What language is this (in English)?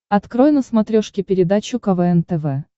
Russian